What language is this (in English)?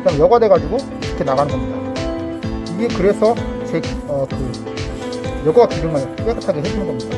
Korean